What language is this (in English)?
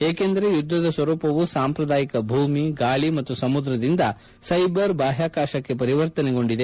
Kannada